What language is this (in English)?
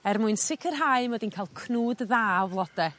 Welsh